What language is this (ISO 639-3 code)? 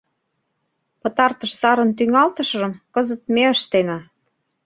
chm